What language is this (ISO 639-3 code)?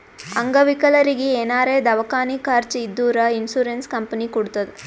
kan